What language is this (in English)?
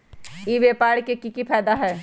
Magahi